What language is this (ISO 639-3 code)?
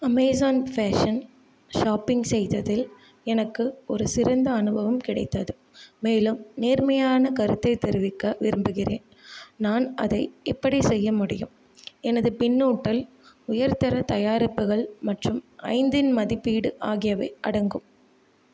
tam